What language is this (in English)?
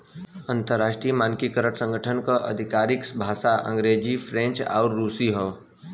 Bhojpuri